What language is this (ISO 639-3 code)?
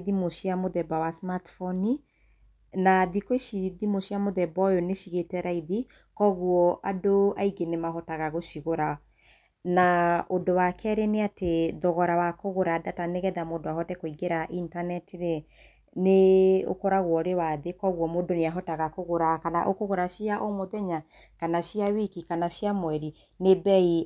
kik